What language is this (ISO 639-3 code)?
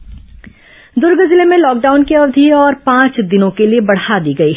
hin